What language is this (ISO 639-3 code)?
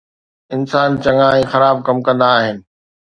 snd